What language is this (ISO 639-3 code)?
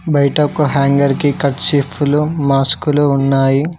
tel